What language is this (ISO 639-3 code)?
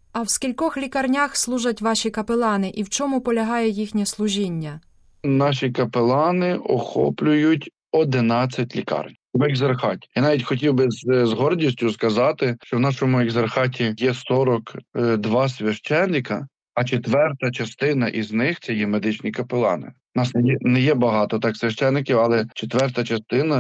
ukr